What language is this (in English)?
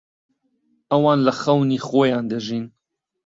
Central Kurdish